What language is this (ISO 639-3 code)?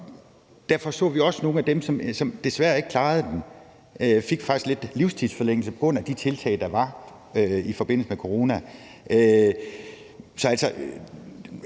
dan